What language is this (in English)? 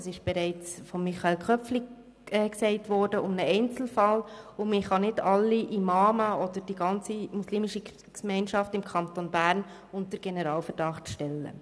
Swiss German